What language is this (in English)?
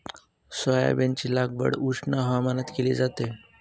Marathi